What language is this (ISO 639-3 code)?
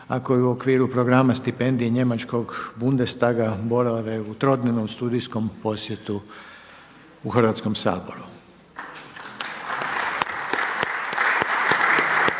hrv